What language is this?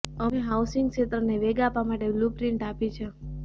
Gujarati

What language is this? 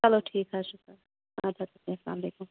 Kashmiri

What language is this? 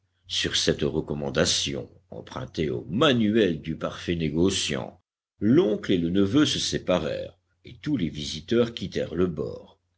French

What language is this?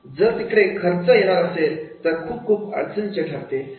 Marathi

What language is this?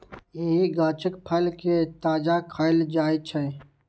Maithili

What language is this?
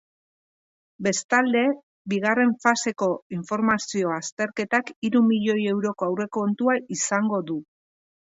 Basque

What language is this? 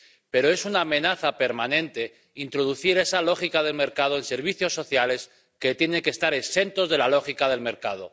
Spanish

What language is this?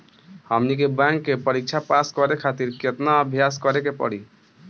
Bhojpuri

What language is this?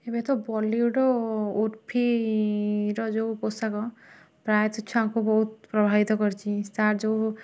Odia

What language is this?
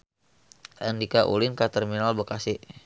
Sundanese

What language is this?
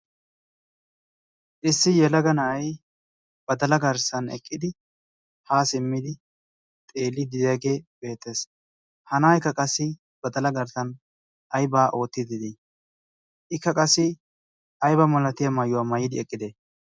Wolaytta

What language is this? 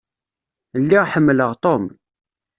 Kabyle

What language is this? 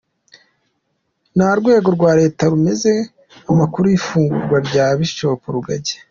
Kinyarwanda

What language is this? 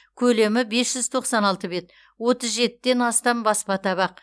Kazakh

